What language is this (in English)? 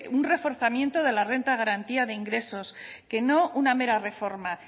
Spanish